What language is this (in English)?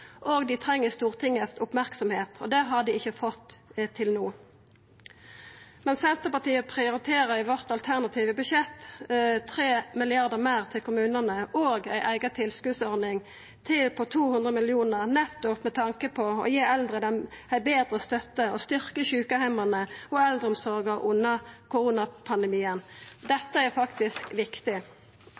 Norwegian Nynorsk